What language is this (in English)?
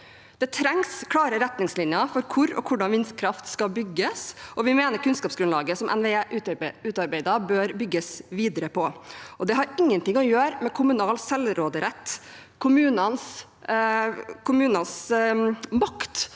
Norwegian